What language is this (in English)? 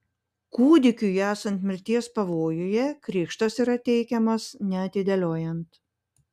Lithuanian